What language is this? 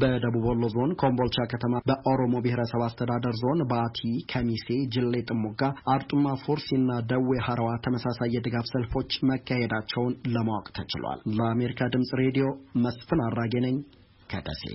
Amharic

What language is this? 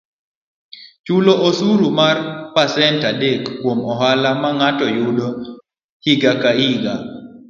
Luo (Kenya and Tanzania)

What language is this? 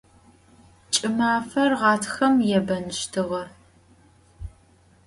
Adyghe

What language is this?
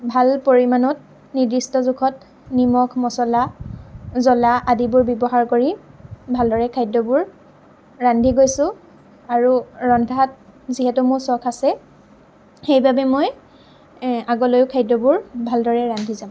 Assamese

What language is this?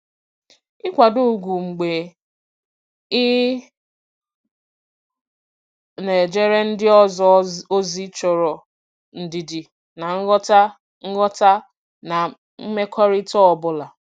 Igbo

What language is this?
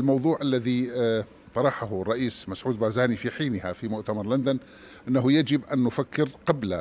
Arabic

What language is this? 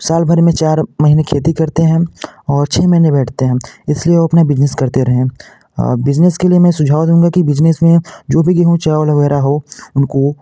Hindi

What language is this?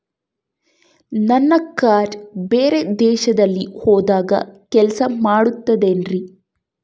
Kannada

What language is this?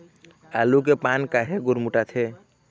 Chhattisgarhi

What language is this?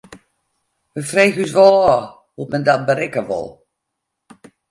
Western Frisian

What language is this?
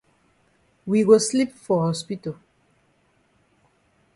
Cameroon Pidgin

